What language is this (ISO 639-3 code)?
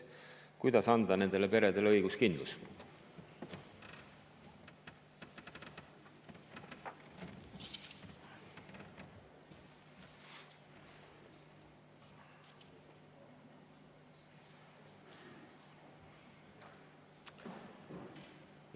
est